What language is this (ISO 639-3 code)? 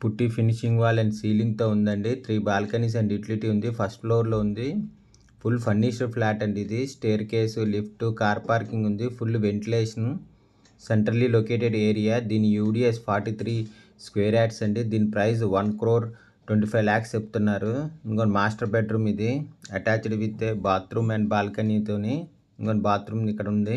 tel